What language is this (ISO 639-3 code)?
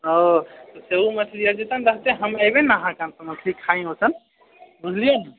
mai